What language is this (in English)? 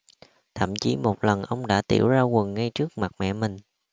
Vietnamese